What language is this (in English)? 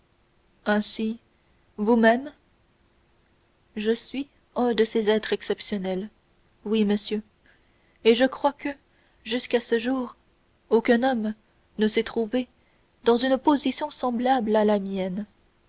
French